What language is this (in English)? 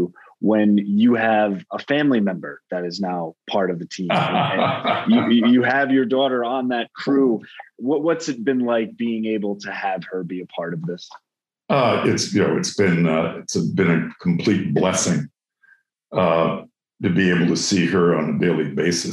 English